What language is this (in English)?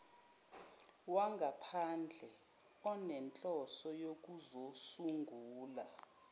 Zulu